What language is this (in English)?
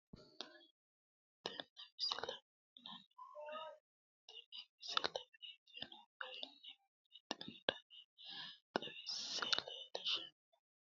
Sidamo